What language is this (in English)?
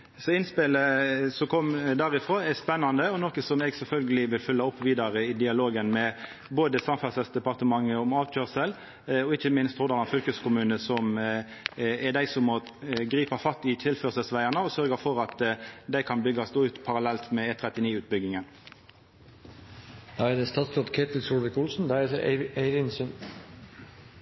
Norwegian